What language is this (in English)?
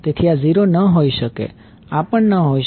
Gujarati